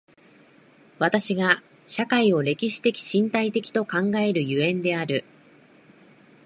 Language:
Japanese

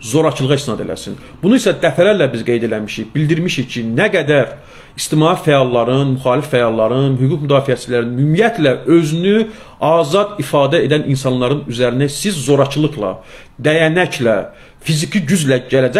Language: Turkish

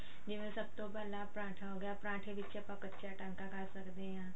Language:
Punjabi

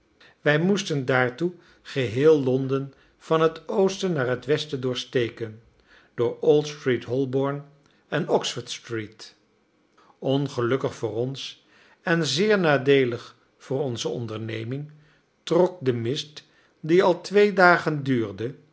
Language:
Dutch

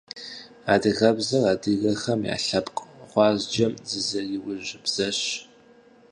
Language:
Kabardian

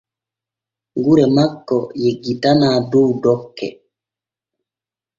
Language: Borgu Fulfulde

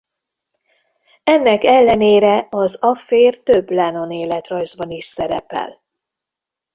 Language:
Hungarian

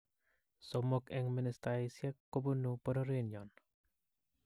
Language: Kalenjin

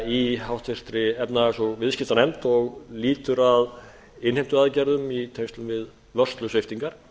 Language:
Icelandic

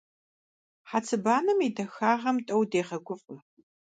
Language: Kabardian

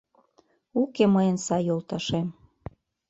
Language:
Mari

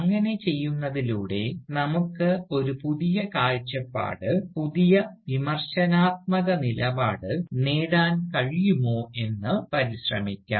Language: Malayalam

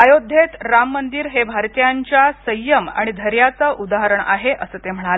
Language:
Marathi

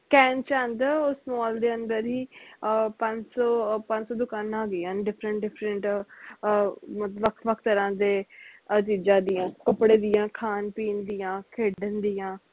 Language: Punjabi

